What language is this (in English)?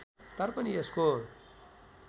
Nepali